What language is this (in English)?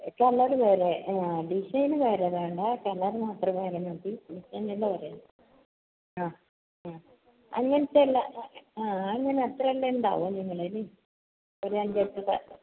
Malayalam